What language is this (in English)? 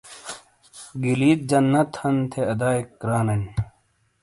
Shina